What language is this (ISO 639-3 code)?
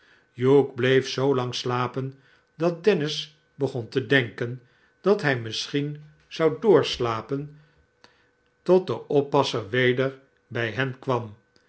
nld